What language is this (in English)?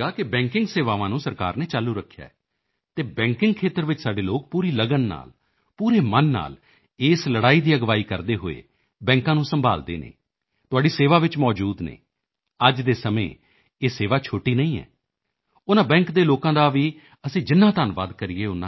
Punjabi